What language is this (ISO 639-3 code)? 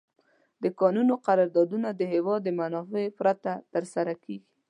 pus